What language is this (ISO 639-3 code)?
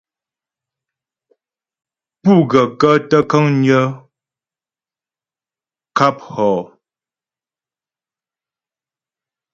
bbj